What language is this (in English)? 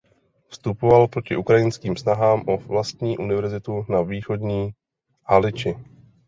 Czech